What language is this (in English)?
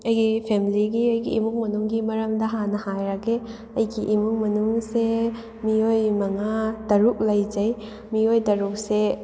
Manipuri